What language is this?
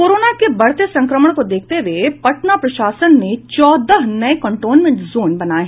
Hindi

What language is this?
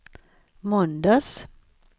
Swedish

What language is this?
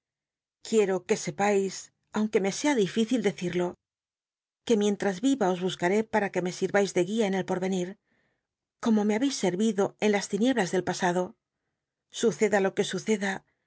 Spanish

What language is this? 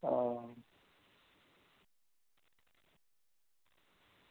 Dogri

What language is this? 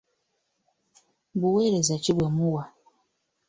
Ganda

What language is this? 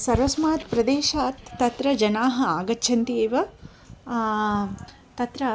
Sanskrit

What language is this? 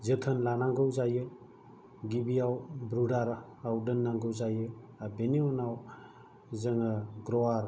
Bodo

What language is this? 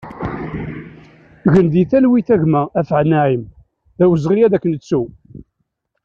Kabyle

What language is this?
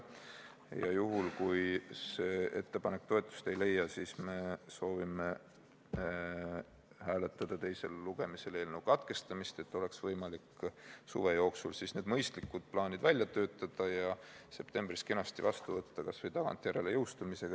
Estonian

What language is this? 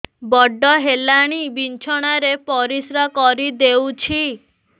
Odia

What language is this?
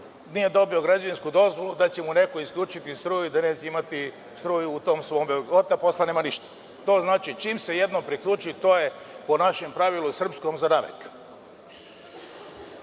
Serbian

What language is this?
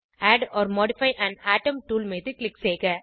Tamil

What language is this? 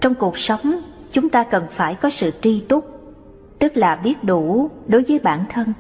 Vietnamese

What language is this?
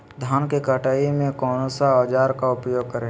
Magahi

